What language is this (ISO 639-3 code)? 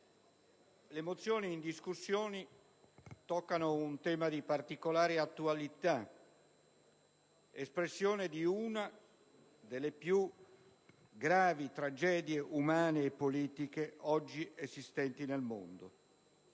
ita